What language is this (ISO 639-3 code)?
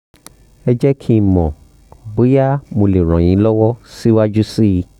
yor